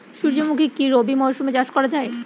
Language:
Bangla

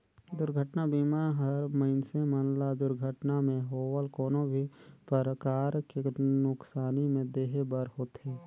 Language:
Chhattisgarhi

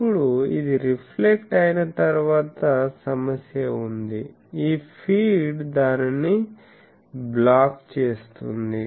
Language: Telugu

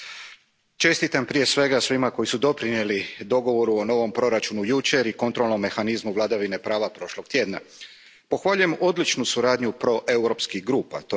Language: Croatian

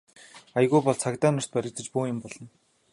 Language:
Mongolian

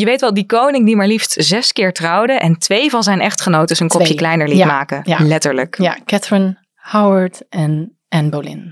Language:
Dutch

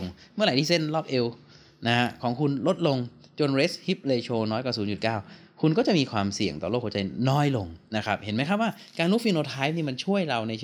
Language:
Thai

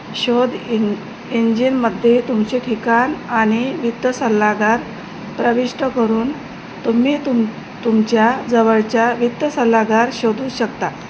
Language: Marathi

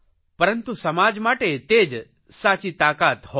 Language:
Gujarati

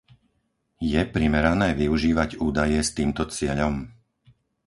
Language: Slovak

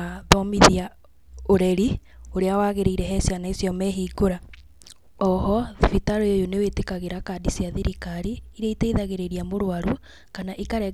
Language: Kikuyu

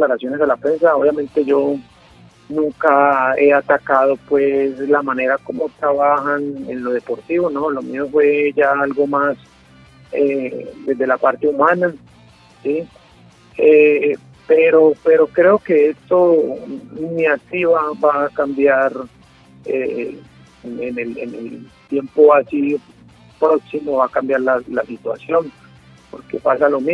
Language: Spanish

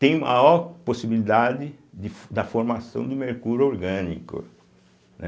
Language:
Portuguese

